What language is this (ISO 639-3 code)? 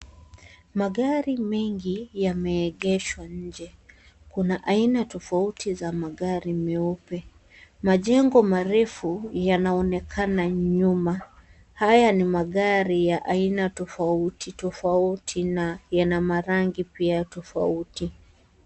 swa